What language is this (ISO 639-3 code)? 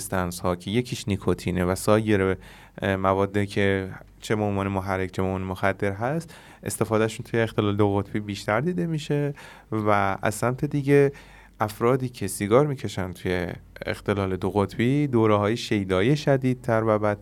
fas